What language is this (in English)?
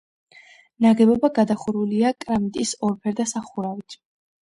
Georgian